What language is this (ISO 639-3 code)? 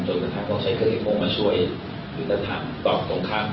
tha